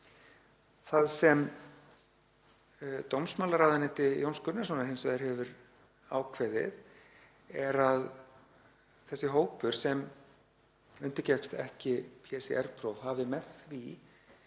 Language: Icelandic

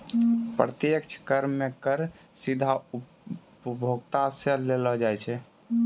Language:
Maithili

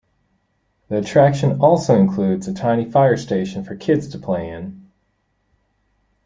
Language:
English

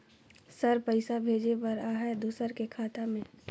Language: Chhattisgarhi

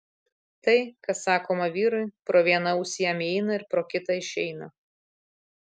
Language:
Lithuanian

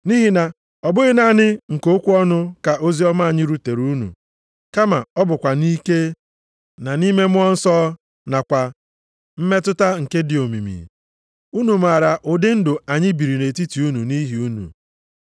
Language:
Igbo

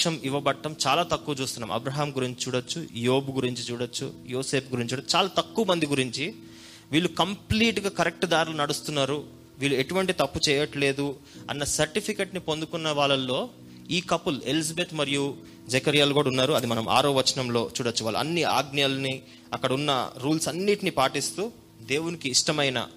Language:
Telugu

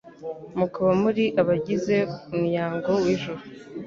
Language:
Kinyarwanda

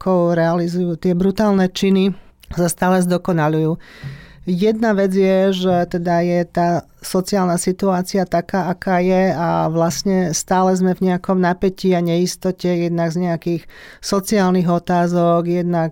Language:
Slovak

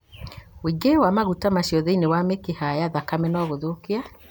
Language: Kikuyu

